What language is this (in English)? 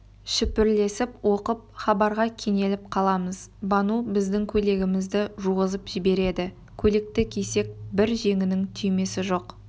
Kazakh